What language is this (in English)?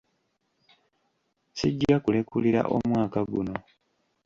Ganda